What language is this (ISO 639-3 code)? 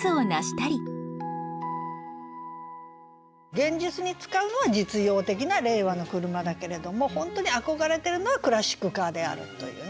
jpn